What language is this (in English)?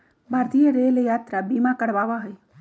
Magahi